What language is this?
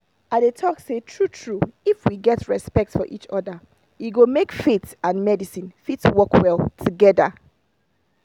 Nigerian Pidgin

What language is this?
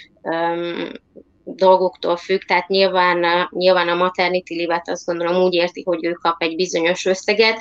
Hungarian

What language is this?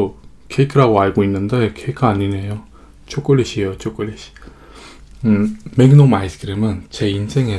Korean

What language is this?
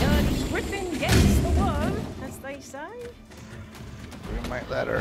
English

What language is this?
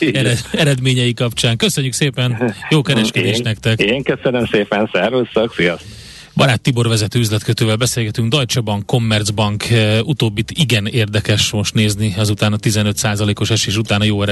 Hungarian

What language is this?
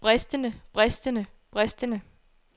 Danish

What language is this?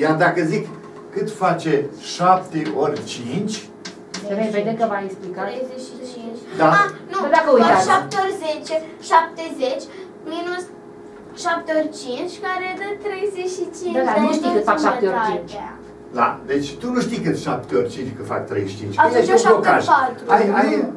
Romanian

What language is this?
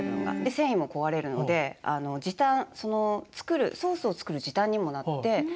Japanese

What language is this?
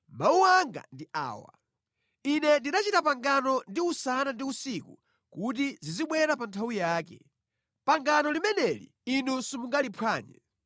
Nyanja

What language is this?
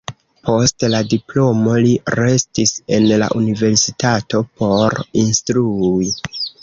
Esperanto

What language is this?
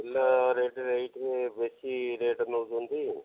Odia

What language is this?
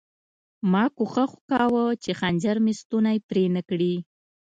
Pashto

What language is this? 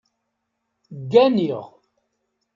Kabyle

